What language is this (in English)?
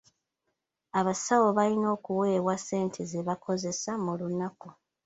Ganda